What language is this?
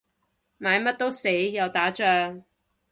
Cantonese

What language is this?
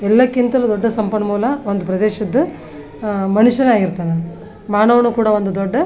Kannada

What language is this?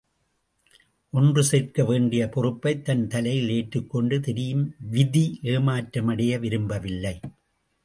Tamil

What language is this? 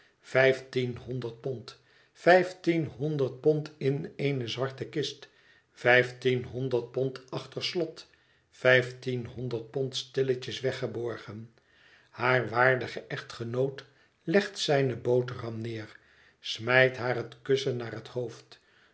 Dutch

